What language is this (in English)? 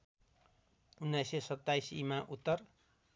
Nepali